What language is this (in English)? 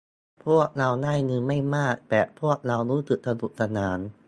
Thai